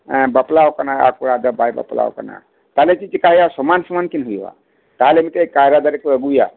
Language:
Santali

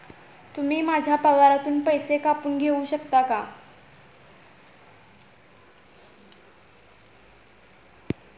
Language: Marathi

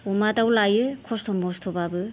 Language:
Bodo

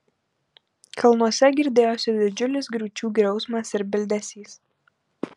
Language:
Lithuanian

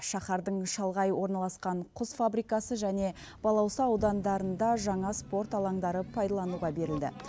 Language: Kazakh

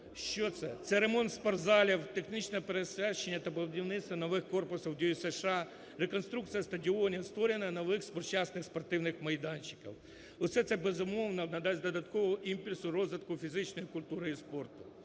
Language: Ukrainian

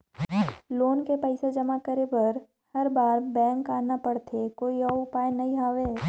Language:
Chhattisgarhi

